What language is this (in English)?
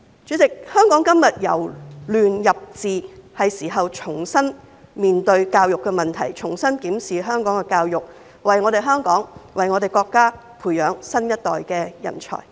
Cantonese